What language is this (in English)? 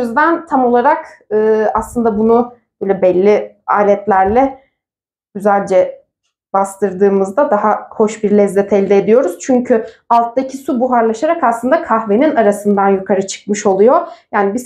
Turkish